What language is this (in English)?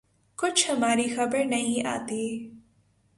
Urdu